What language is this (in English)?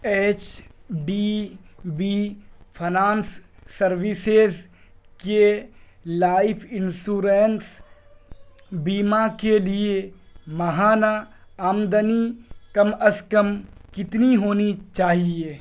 Urdu